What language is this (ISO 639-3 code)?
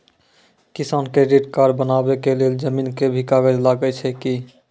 mai